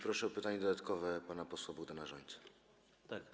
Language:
Polish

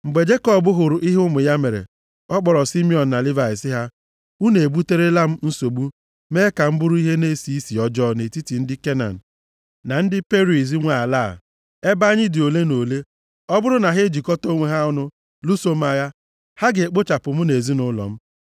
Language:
Igbo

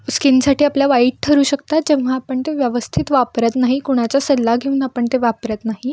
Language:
Marathi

